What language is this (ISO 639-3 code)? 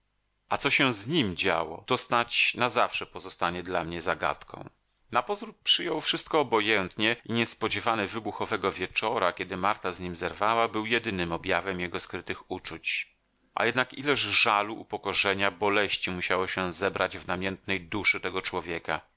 pol